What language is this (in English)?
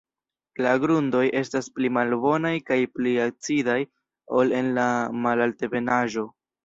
Esperanto